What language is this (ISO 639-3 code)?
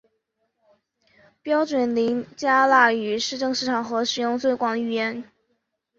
zho